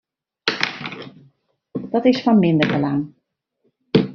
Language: Western Frisian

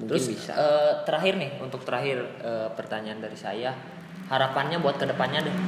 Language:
Indonesian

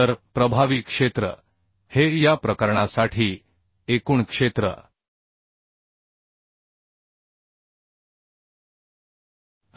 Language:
Marathi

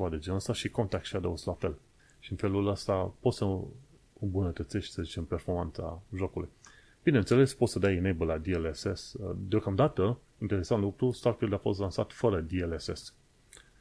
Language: Romanian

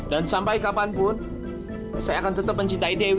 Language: Indonesian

